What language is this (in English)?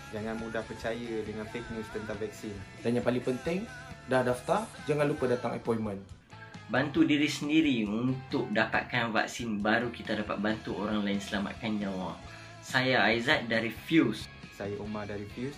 Malay